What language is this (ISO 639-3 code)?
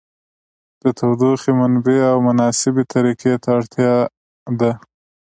pus